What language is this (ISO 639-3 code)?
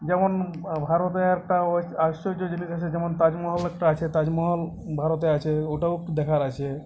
ben